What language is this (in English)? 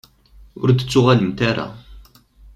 Kabyle